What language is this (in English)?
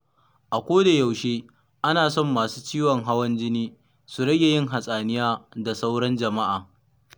Hausa